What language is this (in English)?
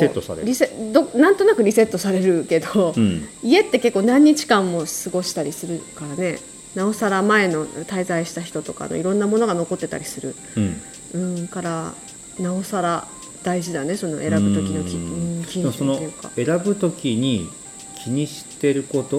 Japanese